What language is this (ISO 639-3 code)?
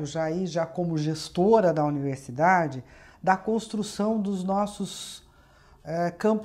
por